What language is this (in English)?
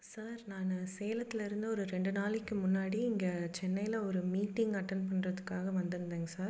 Tamil